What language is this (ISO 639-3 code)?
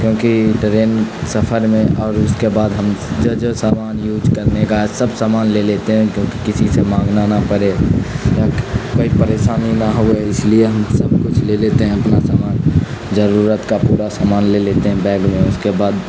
urd